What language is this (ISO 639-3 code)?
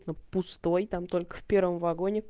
rus